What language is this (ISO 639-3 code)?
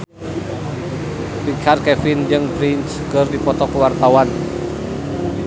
sun